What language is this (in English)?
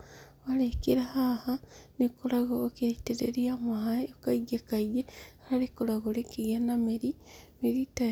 Kikuyu